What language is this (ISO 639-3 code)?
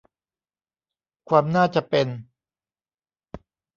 tha